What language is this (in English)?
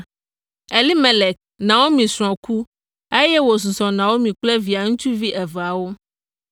Ewe